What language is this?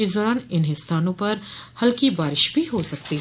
Hindi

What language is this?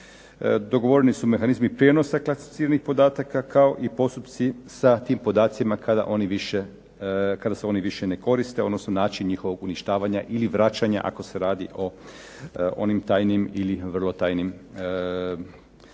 Croatian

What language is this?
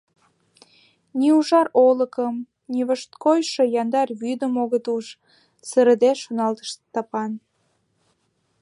Mari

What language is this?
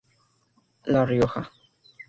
Spanish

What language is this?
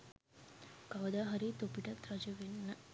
Sinhala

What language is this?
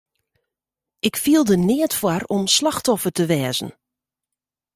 Western Frisian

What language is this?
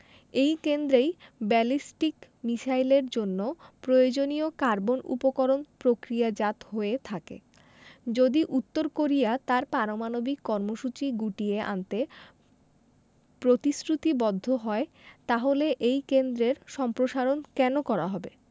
Bangla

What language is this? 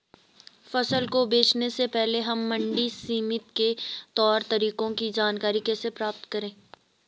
Hindi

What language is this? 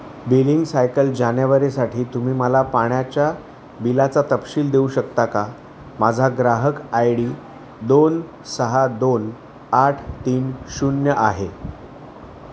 Marathi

